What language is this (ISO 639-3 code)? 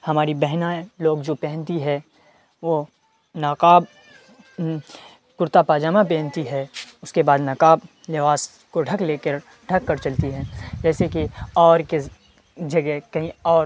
urd